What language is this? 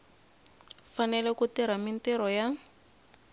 Tsonga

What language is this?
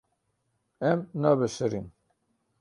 Kurdish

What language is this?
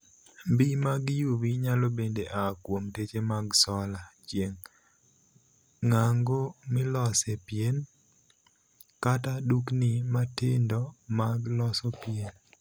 Luo (Kenya and Tanzania)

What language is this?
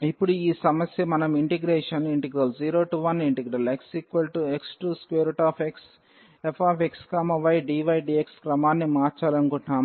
Telugu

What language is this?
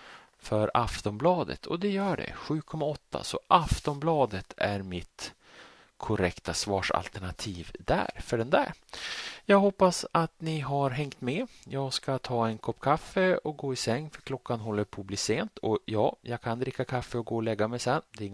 Swedish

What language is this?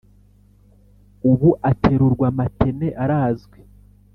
Kinyarwanda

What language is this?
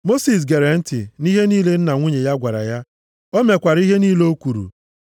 Igbo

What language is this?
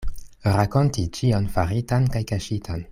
Esperanto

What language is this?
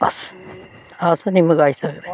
Dogri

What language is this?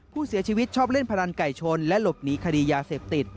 Thai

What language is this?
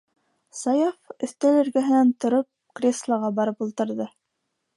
Bashkir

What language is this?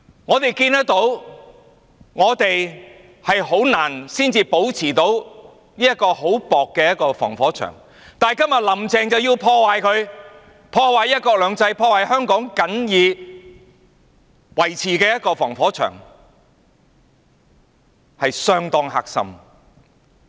Cantonese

